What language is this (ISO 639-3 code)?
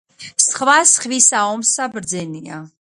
kat